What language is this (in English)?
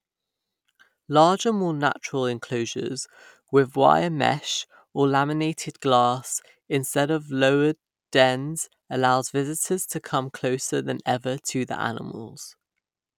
English